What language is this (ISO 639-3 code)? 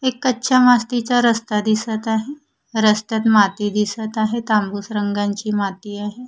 mar